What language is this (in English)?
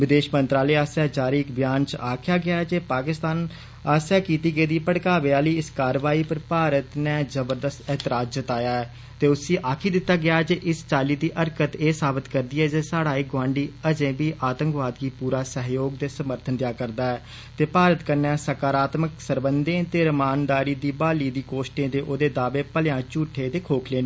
Dogri